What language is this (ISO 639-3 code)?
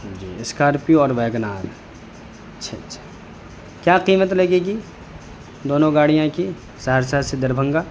urd